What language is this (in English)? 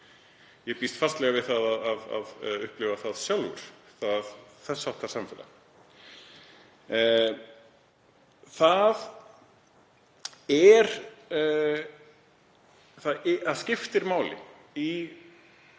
Icelandic